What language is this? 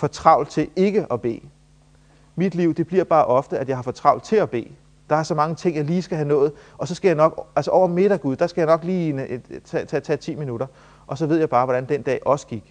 Danish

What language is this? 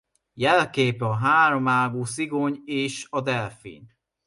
Hungarian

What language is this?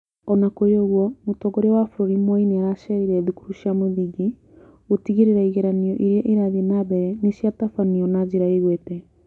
Kikuyu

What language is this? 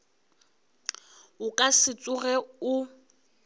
Northern Sotho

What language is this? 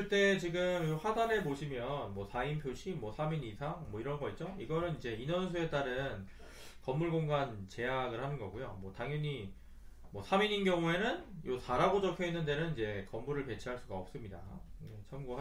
Korean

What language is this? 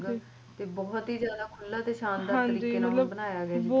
Punjabi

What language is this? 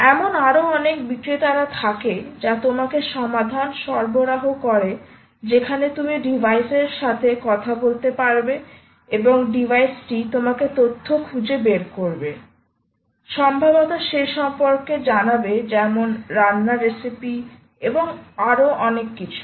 Bangla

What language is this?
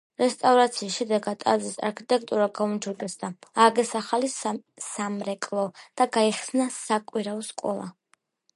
Georgian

